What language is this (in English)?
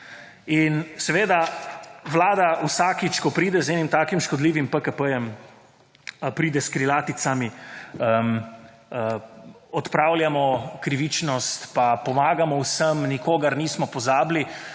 Slovenian